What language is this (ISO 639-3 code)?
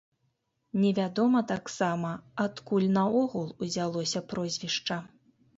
bel